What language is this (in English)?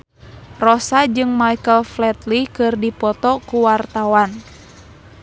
Sundanese